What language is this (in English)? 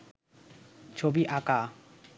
Bangla